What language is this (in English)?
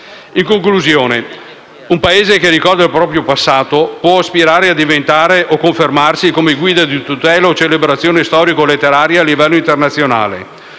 Italian